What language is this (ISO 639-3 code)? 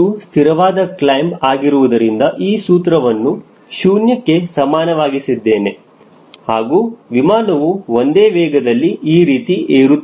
kan